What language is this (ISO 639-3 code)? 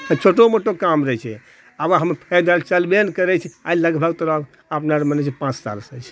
mai